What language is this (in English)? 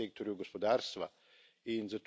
Slovenian